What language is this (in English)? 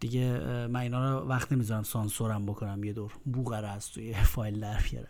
Persian